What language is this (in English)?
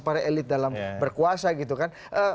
Indonesian